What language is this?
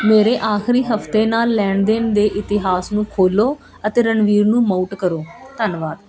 Punjabi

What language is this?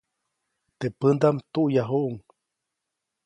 Copainalá Zoque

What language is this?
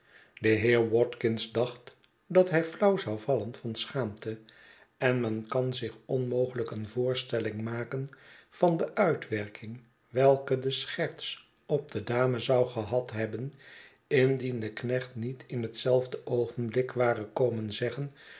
Dutch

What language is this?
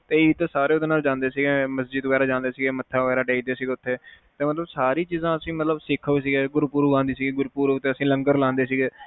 Punjabi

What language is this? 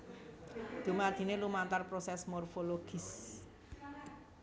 Javanese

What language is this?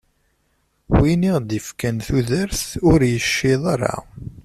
Kabyle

